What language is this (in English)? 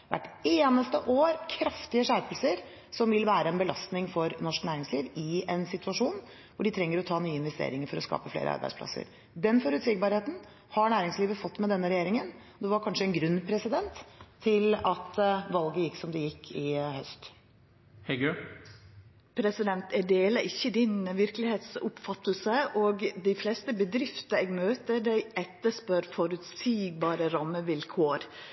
Norwegian